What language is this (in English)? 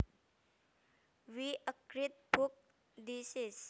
Javanese